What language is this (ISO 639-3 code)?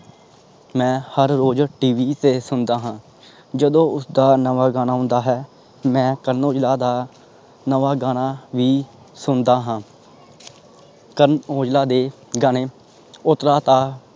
pan